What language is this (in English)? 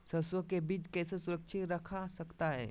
Magahi